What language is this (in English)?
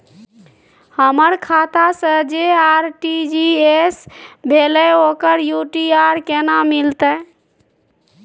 Maithili